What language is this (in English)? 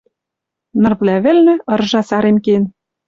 Western Mari